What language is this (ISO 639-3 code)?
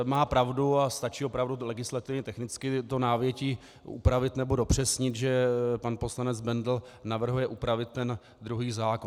ces